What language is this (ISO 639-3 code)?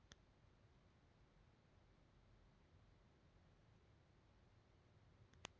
kan